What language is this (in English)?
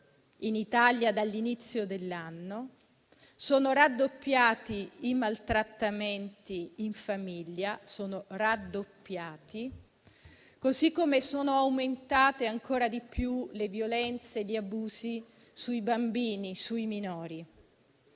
Italian